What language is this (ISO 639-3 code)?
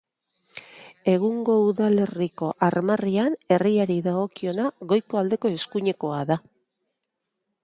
eus